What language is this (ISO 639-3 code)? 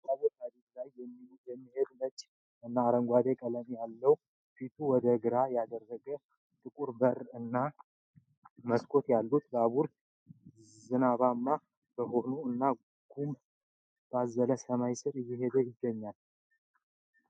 amh